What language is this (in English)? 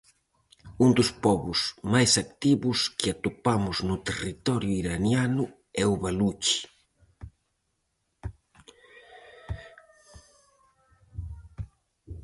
Galician